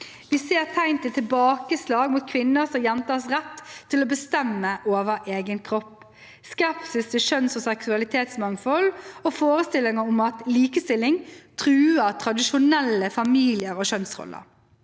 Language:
Norwegian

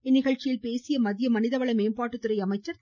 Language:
Tamil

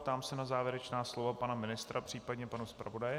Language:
Czech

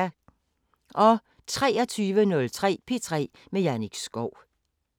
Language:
Danish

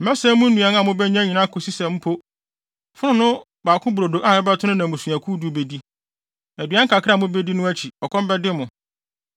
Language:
Akan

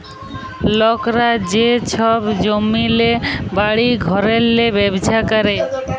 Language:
Bangla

